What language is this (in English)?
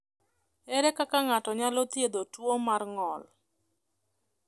Luo (Kenya and Tanzania)